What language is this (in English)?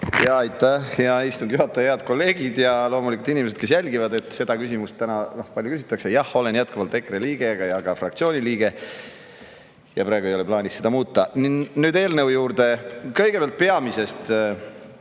Estonian